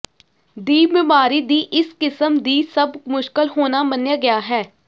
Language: Punjabi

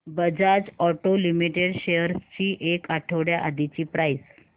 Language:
Marathi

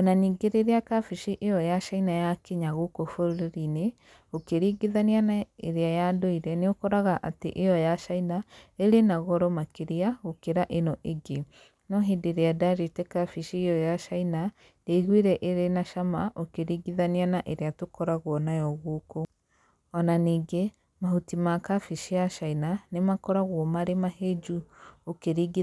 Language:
Kikuyu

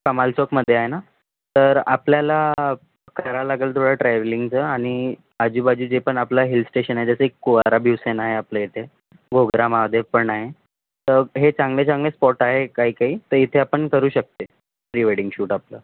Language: Marathi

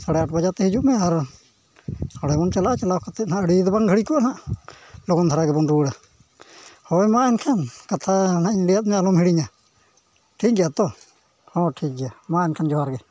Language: Santali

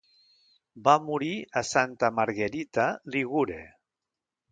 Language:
Catalan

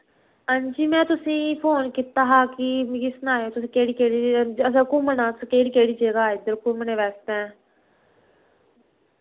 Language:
Dogri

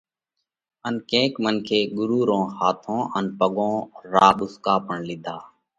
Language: Parkari Koli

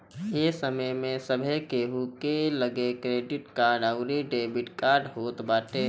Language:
Bhojpuri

